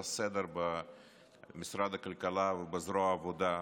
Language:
Hebrew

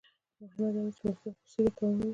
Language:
Pashto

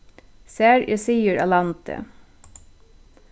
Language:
Faroese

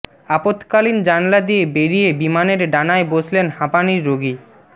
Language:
Bangla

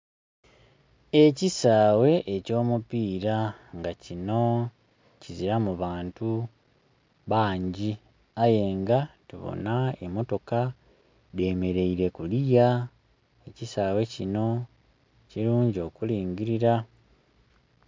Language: Soga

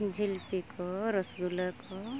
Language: Santali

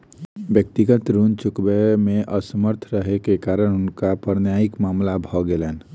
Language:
Maithili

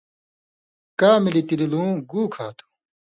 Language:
Indus Kohistani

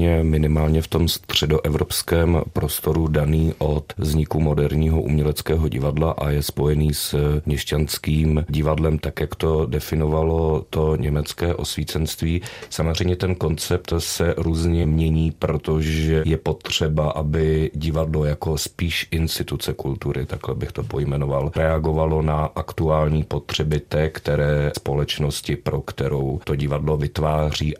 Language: Czech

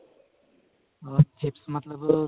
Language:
Punjabi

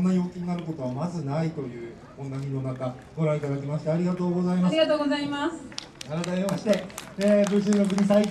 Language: Japanese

